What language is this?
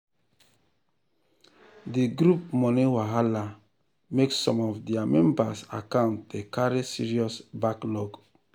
Nigerian Pidgin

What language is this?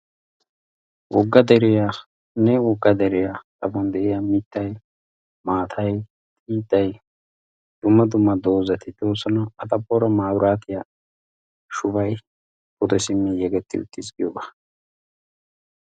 Wolaytta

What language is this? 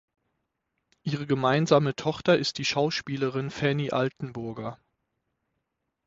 German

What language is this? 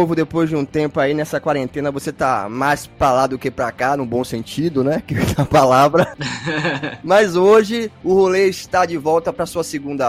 Portuguese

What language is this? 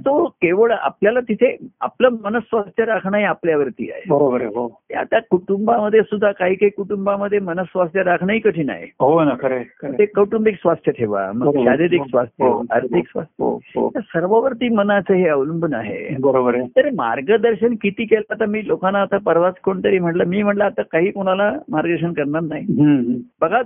Marathi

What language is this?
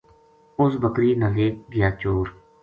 Gujari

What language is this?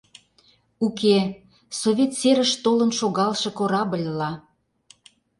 Mari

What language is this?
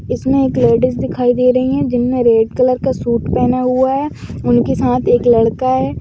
Magahi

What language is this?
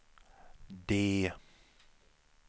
Swedish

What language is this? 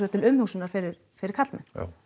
Icelandic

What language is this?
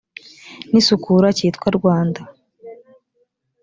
Kinyarwanda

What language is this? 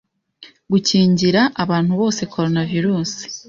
Kinyarwanda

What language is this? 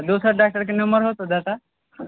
Maithili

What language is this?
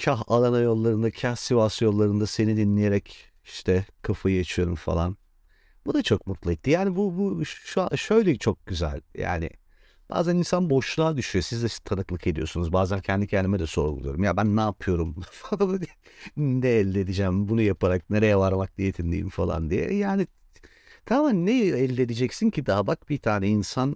Turkish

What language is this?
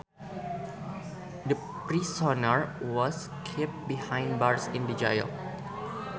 Sundanese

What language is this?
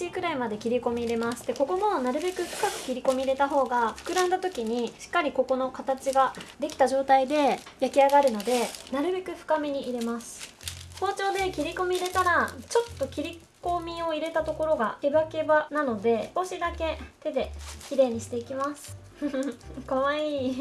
Japanese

